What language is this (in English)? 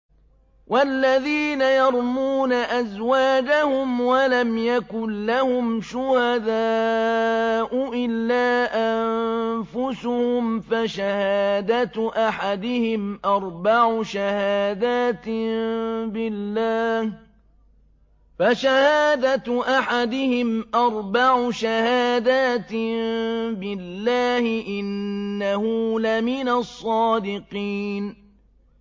Arabic